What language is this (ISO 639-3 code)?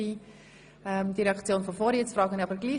gsw